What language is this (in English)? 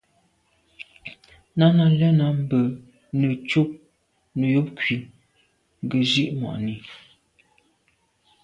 Medumba